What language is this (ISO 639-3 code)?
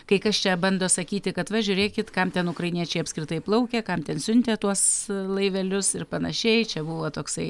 lit